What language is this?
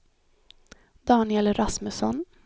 Swedish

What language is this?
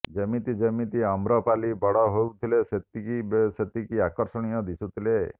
Odia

